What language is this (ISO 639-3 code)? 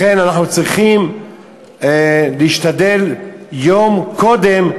heb